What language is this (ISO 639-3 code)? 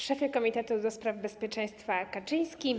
pol